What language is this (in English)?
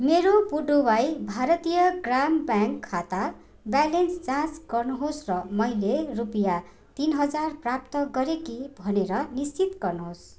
Nepali